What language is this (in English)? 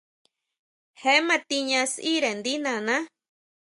Huautla Mazatec